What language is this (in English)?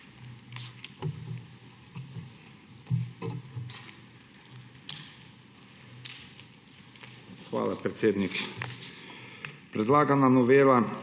Slovenian